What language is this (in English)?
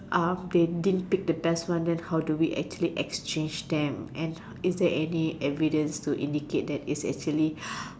English